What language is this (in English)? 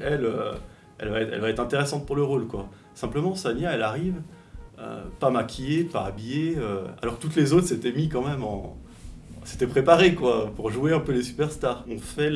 French